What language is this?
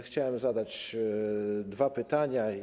Polish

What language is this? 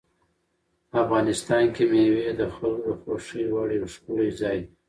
Pashto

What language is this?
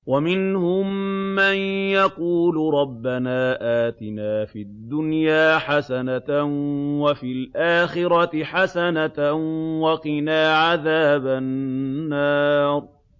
Arabic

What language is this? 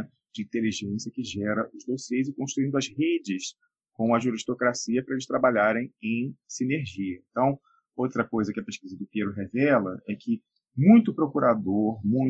Portuguese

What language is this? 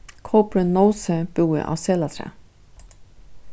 Faroese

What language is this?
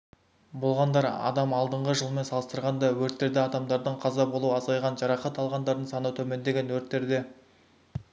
Kazakh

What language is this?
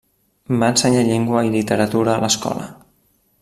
Catalan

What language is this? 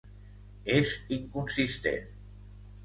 Catalan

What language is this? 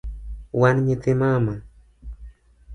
Luo (Kenya and Tanzania)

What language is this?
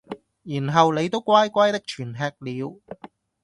Cantonese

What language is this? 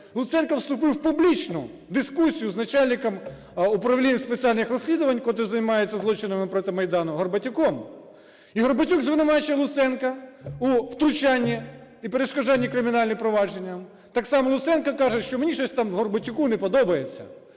Ukrainian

